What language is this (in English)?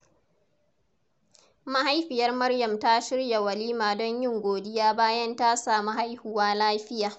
Hausa